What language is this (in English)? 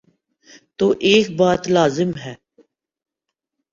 Urdu